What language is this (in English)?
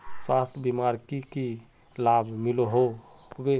Magahi